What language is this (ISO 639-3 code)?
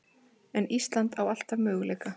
isl